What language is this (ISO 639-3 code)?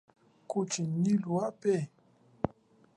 cjk